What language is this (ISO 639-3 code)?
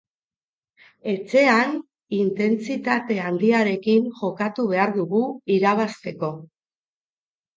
eus